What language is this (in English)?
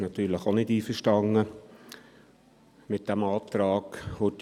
Swiss German